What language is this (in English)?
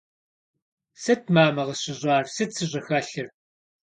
Kabardian